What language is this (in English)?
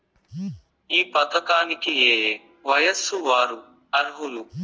Telugu